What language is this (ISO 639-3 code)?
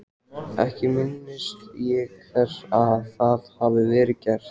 isl